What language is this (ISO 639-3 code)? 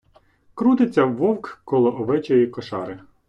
ukr